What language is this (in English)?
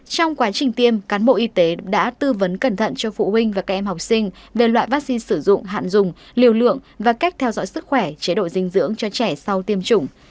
Vietnamese